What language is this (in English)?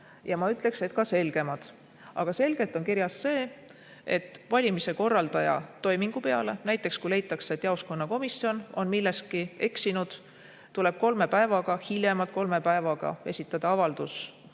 Estonian